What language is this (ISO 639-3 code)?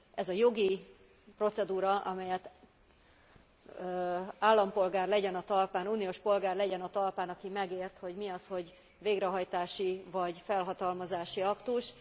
hun